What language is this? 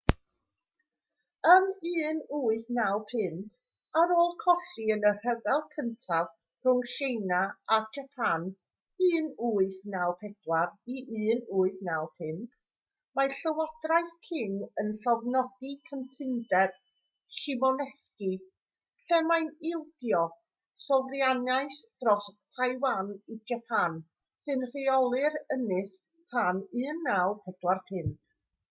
Welsh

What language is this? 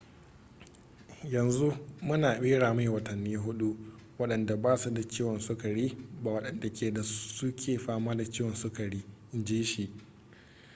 Hausa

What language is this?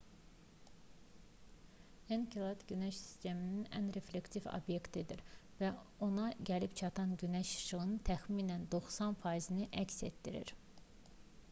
Azerbaijani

